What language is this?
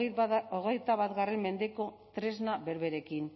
Basque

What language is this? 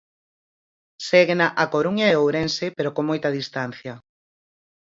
Galician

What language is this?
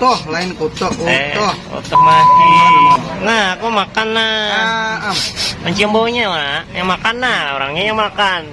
Indonesian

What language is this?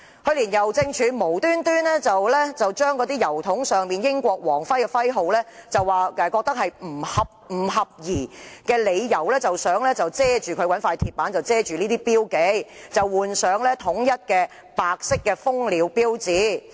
Cantonese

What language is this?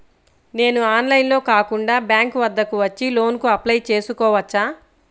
Telugu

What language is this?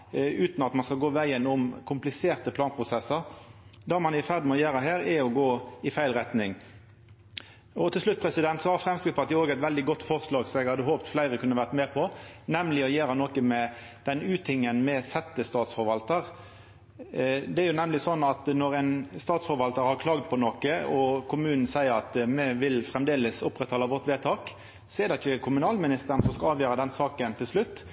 Norwegian Nynorsk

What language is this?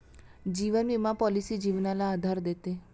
Marathi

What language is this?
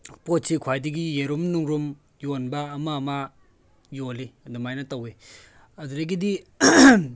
Manipuri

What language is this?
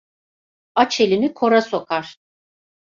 Turkish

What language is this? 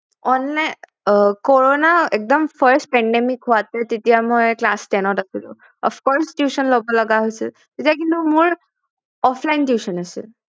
Assamese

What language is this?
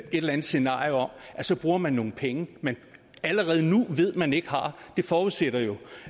Danish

